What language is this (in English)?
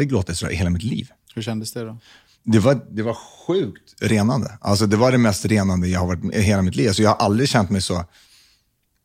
Swedish